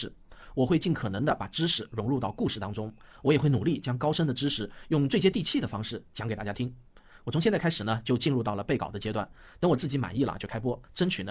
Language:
Chinese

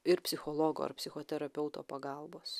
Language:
Lithuanian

